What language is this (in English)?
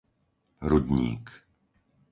Slovak